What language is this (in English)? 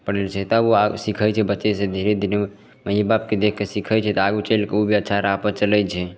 Maithili